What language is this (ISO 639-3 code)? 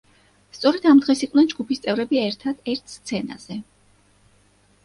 kat